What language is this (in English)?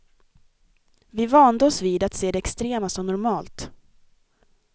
Swedish